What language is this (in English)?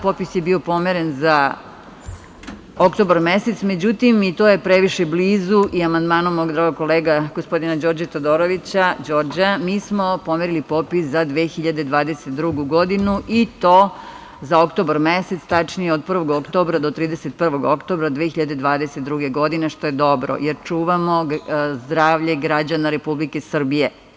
Serbian